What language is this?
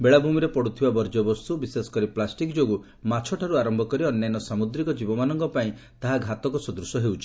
Odia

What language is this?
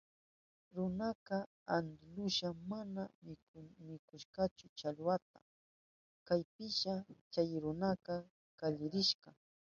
Southern Pastaza Quechua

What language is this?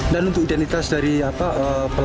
Indonesian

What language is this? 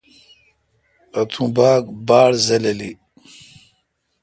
Kalkoti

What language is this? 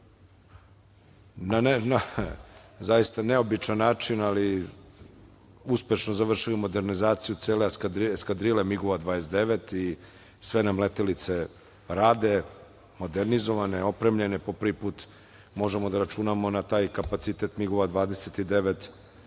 Serbian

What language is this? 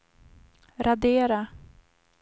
Swedish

